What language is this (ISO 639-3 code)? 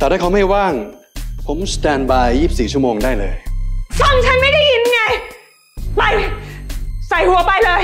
tha